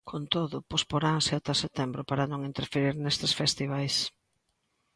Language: Galician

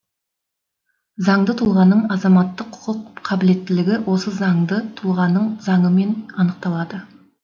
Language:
Kazakh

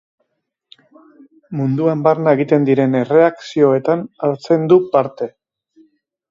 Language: Basque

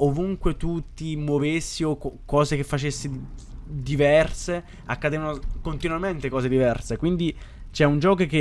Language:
Italian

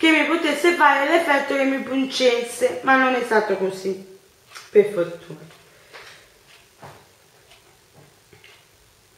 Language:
Italian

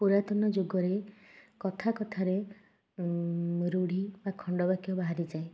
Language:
Odia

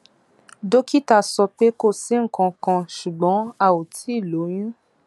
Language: Yoruba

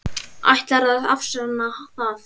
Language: Icelandic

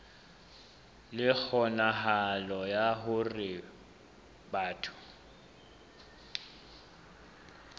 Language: Southern Sotho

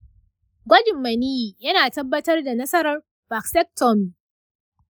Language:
Hausa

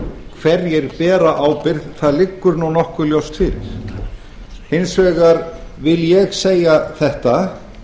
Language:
Icelandic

